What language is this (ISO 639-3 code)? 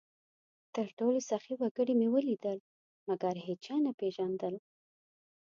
pus